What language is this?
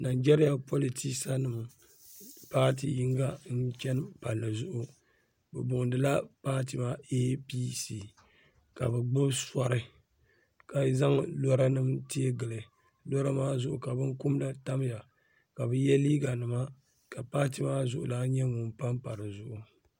Dagbani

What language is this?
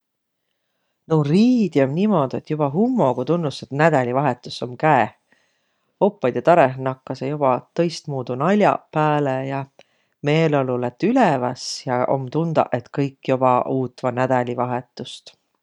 Võro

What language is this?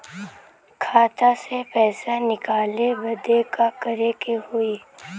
Bhojpuri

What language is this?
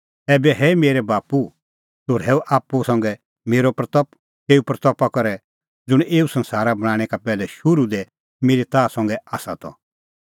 Kullu Pahari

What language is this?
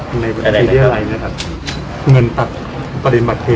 Thai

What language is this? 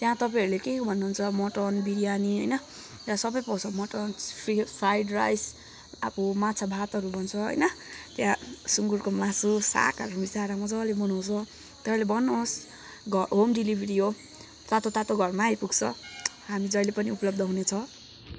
Nepali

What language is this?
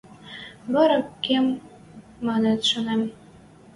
Western Mari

